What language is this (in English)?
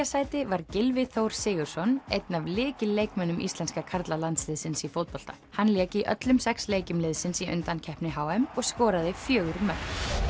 Icelandic